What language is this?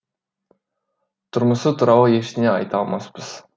Kazakh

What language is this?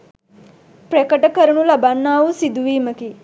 Sinhala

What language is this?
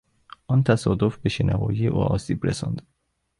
Persian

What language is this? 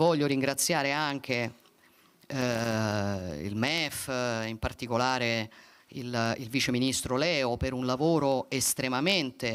Italian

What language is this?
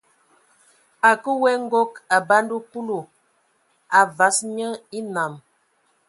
Ewondo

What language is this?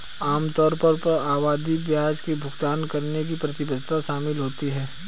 Hindi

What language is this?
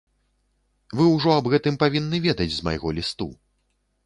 Belarusian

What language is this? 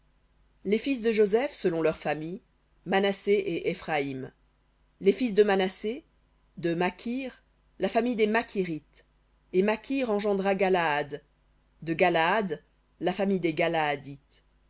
French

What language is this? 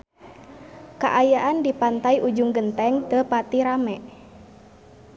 Sundanese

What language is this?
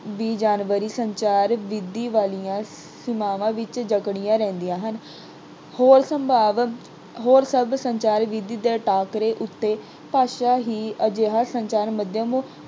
Punjabi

